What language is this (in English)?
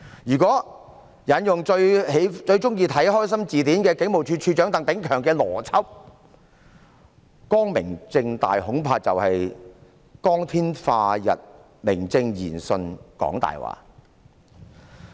Cantonese